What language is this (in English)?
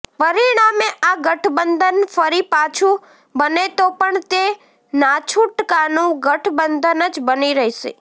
Gujarati